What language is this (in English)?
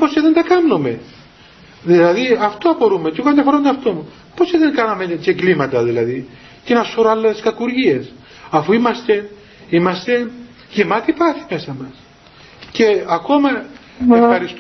Greek